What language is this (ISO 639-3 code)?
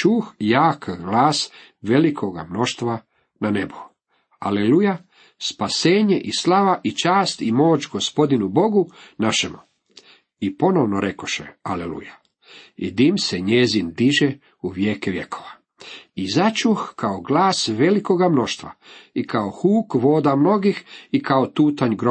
hrv